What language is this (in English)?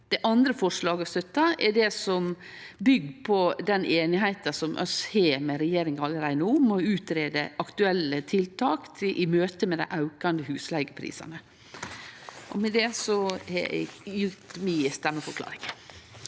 Norwegian